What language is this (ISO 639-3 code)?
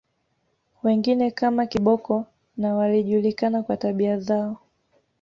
swa